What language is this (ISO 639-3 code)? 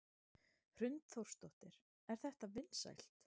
isl